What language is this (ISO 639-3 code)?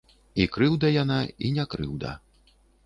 bel